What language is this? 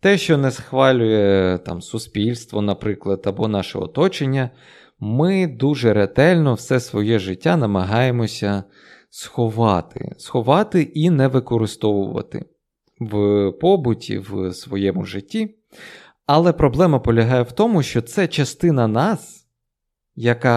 Ukrainian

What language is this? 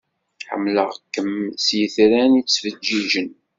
Kabyle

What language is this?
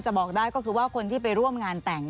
Thai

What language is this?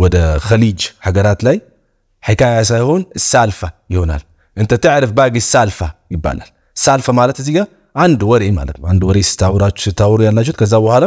Arabic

